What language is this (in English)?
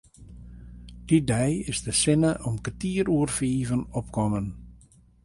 Western Frisian